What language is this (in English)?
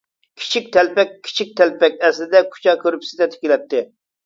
Uyghur